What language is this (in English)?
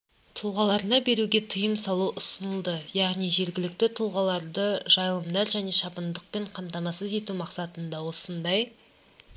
Kazakh